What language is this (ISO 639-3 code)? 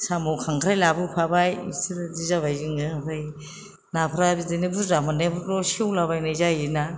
brx